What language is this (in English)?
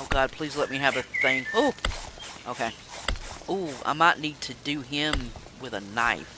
English